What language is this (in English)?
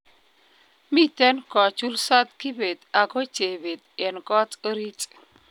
Kalenjin